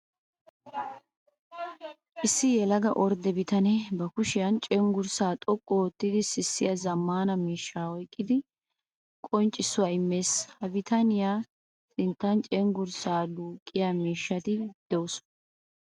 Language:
Wolaytta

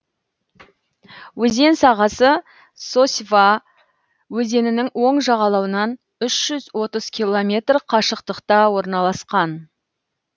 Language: Kazakh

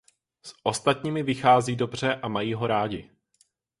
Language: Czech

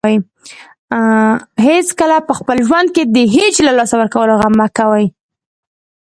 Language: Pashto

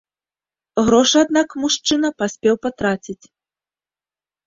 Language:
Belarusian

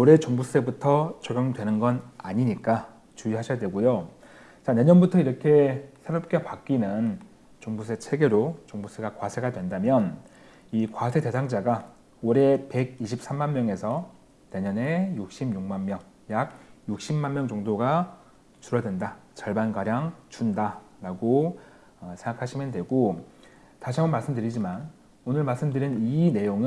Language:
Korean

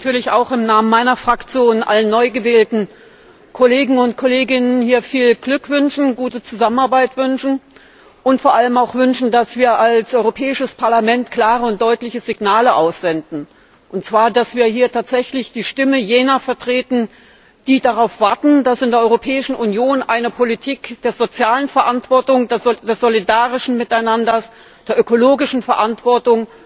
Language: German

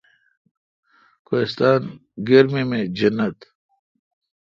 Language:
Kalkoti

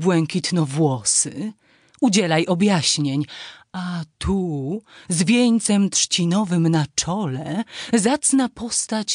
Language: Polish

